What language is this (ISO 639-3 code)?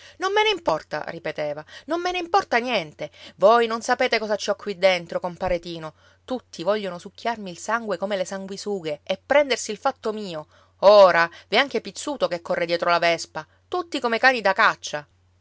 ita